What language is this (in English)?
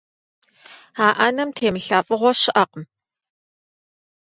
Kabardian